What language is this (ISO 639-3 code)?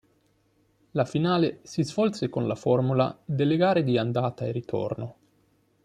ita